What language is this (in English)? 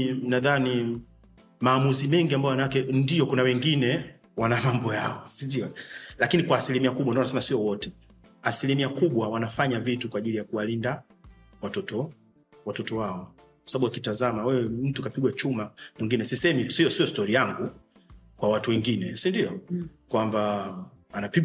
Swahili